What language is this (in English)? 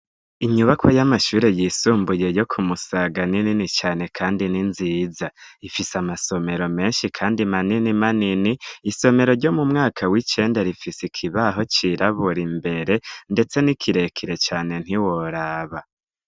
Rundi